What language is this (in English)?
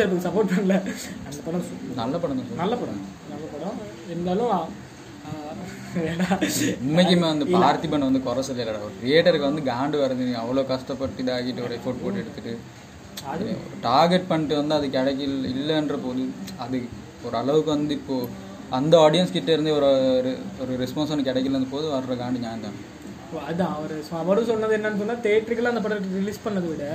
Tamil